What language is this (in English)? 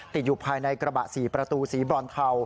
Thai